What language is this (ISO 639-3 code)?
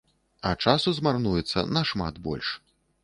bel